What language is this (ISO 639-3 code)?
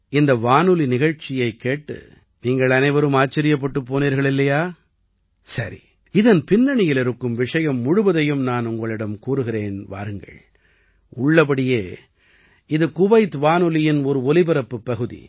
tam